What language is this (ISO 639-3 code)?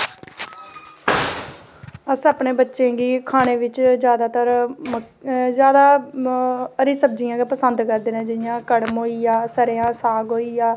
doi